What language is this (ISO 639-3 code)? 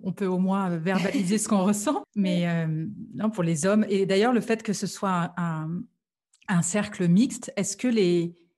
fra